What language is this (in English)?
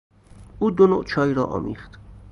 Persian